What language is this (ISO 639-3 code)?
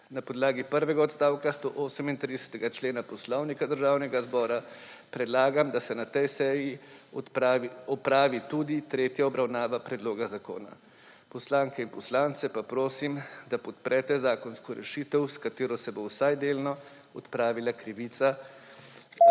slv